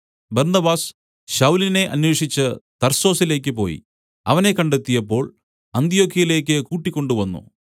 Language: Malayalam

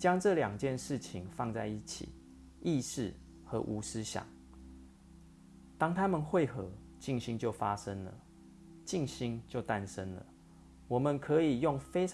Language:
Chinese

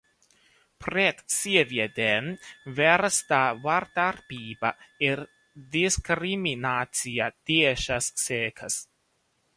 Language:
Latvian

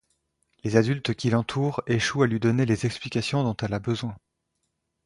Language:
French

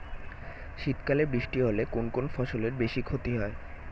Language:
Bangla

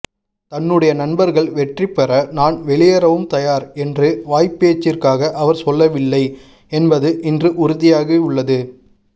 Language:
Tamil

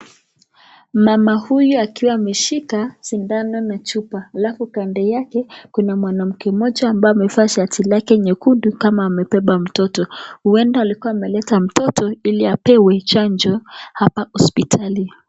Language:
Swahili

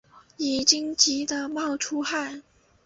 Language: Chinese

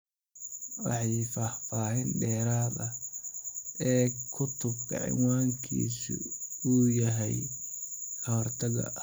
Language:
Somali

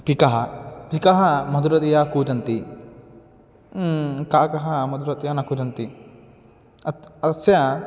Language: Sanskrit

